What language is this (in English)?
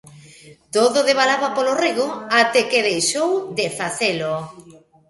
Galician